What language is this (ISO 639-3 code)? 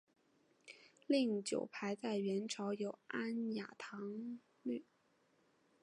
zho